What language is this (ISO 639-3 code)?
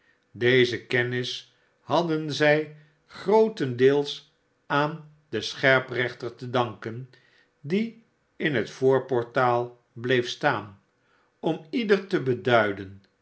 nld